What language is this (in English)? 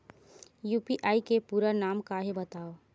Chhattisgarhi